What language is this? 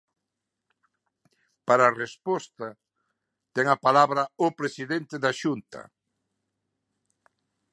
Galician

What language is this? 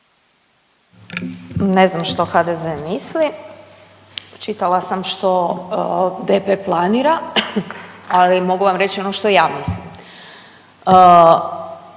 Croatian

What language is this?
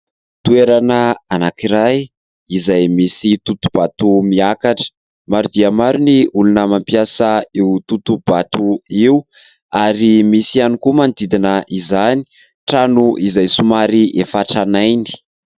Malagasy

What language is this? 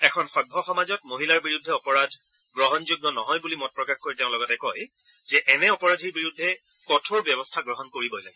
Assamese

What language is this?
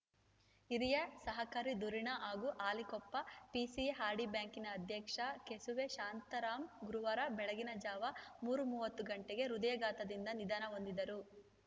Kannada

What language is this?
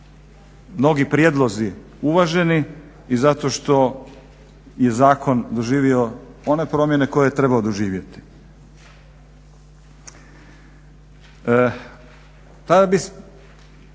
Croatian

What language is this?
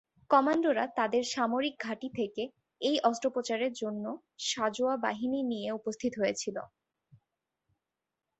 Bangla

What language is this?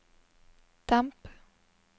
Norwegian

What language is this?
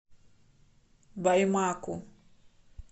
Russian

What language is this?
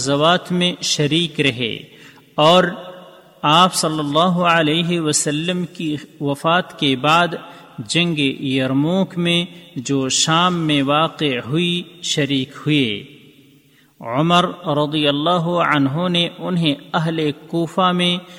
Urdu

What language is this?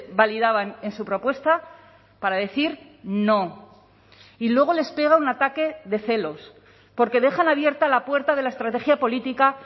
Spanish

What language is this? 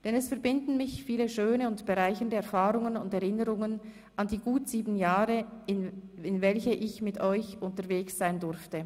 Swiss German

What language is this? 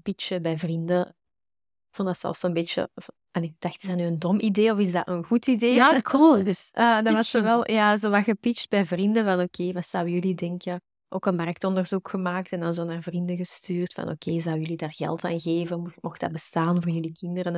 Dutch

